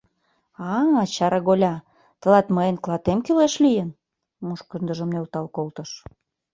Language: Mari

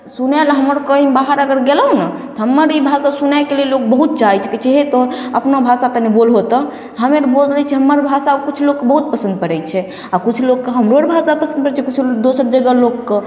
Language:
Maithili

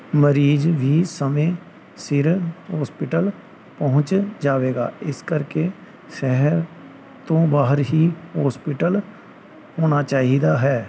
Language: Punjabi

